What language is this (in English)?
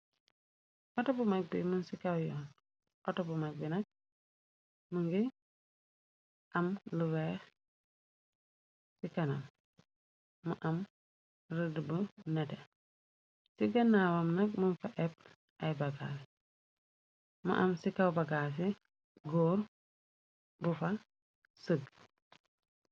Wolof